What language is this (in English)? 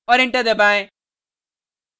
Hindi